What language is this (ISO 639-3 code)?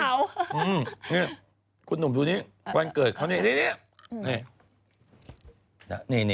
tha